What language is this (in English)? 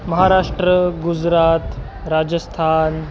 Marathi